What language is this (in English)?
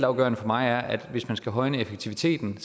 Danish